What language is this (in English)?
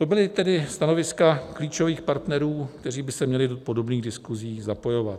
Czech